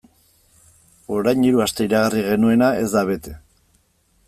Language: Basque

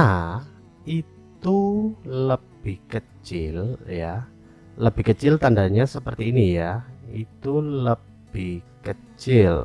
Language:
Indonesian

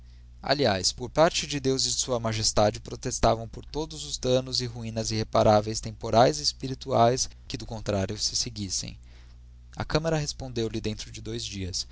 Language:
Portuguese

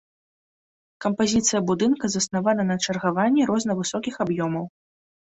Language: Belarusian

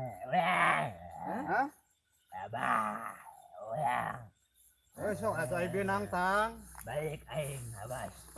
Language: Indonesian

